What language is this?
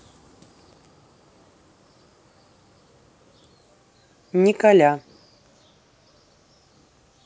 Russian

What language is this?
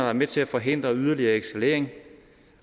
Danish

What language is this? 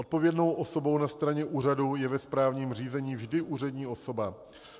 Czech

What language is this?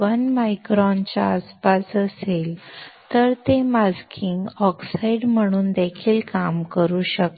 Marathi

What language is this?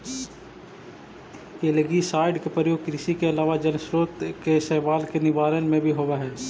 Magahi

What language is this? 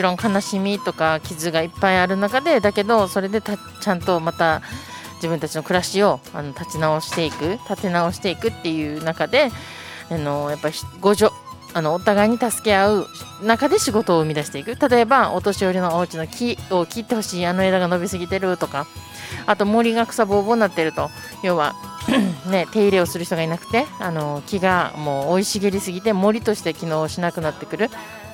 Japanese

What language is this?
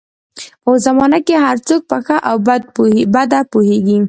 Pashto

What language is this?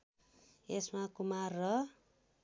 Nepali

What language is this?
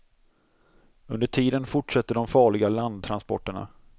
Swedish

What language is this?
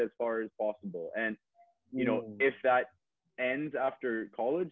Indonesian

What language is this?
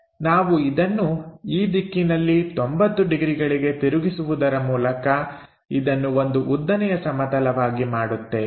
Kannada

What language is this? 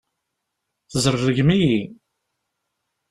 Kabyle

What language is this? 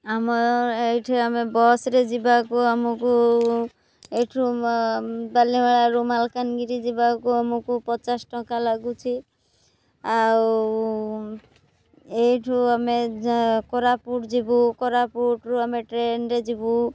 Odia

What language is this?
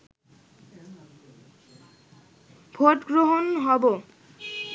Bangla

